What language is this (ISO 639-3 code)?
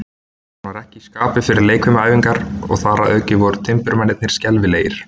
isl